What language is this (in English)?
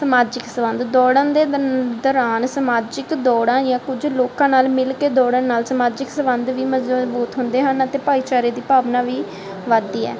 Punjabi